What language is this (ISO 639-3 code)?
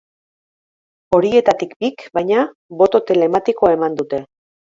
eus